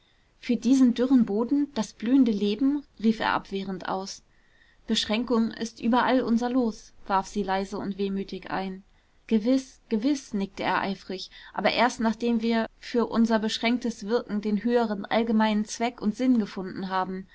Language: German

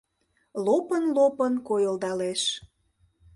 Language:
Mari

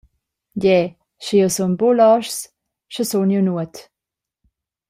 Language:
Romansh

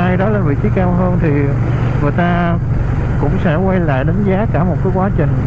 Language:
Vietnamese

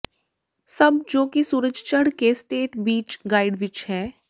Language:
Punjabi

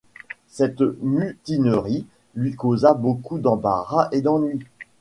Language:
French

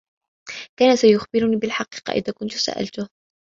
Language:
Arabic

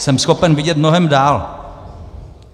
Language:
Czech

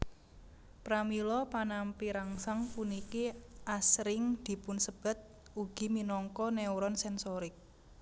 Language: Javanese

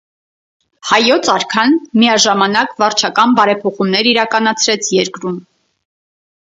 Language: Armenian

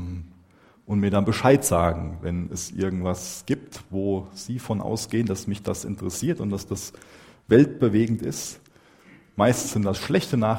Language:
German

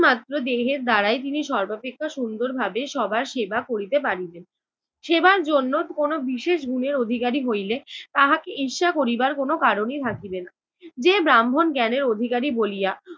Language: Bangla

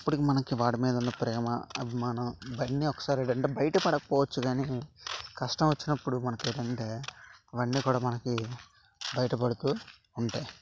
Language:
Telugu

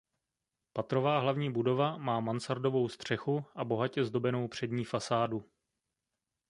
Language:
Czech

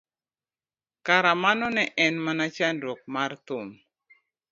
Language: Luo (Kenya and Tanzania)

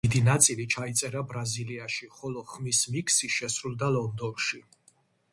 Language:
Georgian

